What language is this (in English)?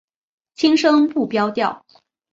Chinese